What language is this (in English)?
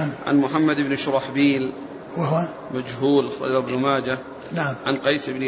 Arabic